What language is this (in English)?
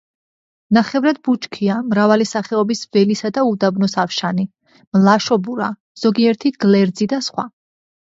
Georgian